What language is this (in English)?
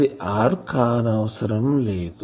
Telugu